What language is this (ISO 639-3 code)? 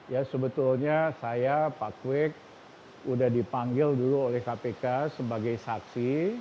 ind